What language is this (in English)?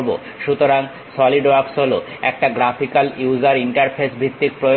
Bangla